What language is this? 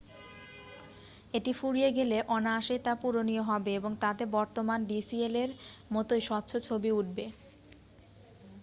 Bangla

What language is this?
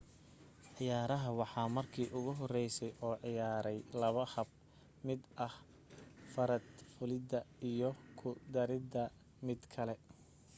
Somali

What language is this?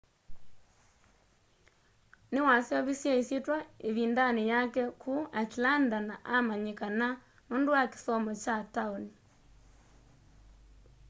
Kamba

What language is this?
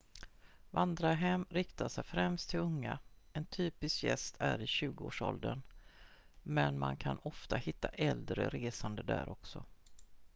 Swedish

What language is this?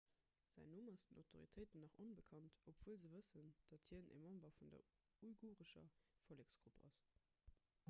Luxembourgish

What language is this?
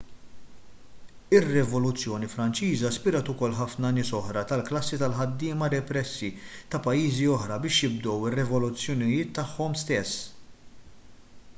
Maltese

